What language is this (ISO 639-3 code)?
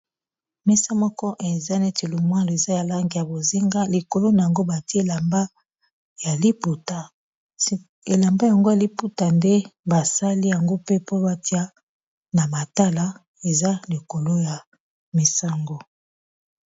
lin